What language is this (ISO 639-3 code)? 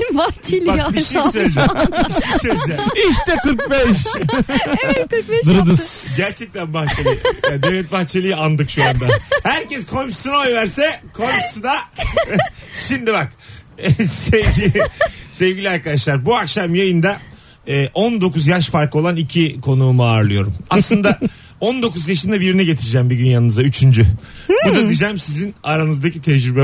tur